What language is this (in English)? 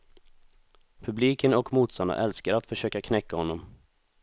Swedish